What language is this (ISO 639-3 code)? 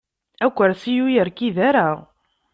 kab